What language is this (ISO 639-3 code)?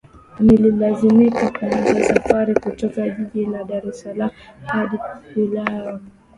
swa